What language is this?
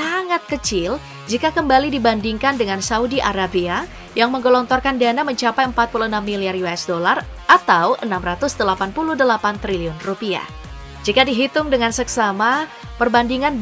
Indonesian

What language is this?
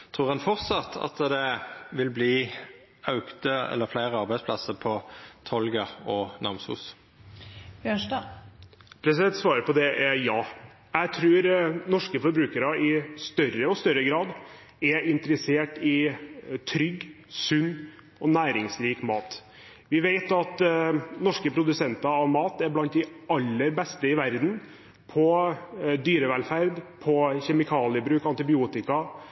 Norwegian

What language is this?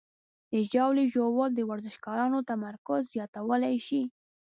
Pashto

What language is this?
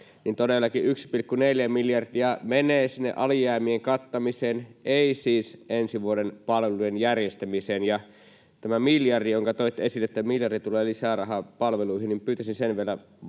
Finnish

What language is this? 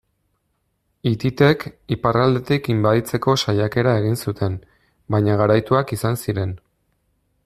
Basque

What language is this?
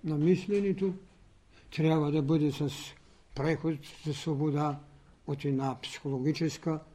Bulgarian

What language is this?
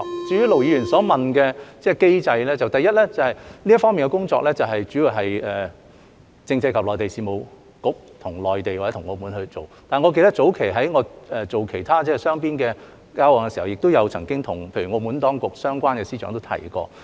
Cantonese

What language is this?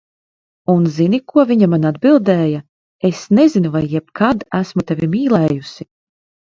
Latvian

